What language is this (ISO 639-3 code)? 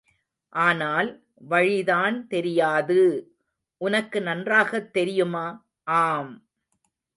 tam